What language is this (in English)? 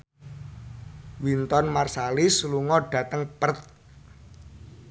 Javanese